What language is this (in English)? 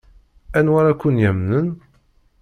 Kabyle